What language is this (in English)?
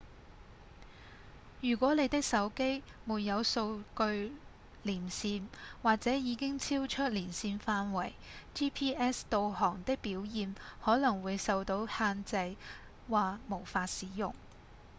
Cantonese